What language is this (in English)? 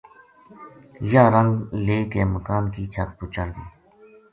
Gujari